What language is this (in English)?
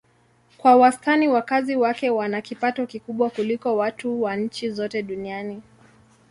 Swahili